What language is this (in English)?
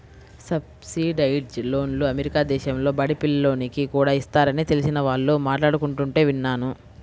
Telugu